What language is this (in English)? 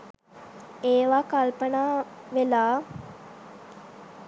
Sinhala